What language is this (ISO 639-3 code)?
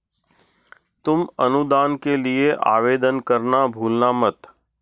hin